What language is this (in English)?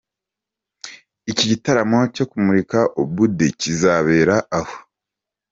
Kinyarwanda